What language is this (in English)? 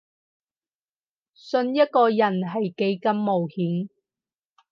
Cantonese